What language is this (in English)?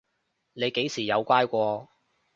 Cantonese